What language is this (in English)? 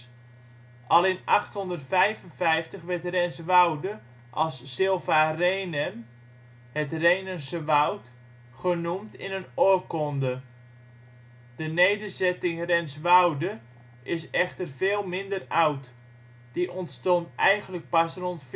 Dutch